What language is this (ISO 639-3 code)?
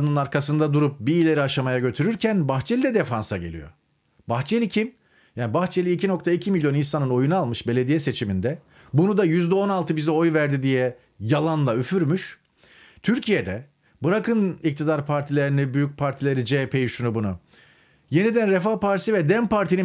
tur